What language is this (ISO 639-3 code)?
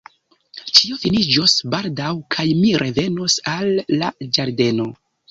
epo